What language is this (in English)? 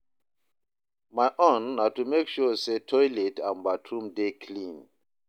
Nigerian Pidgin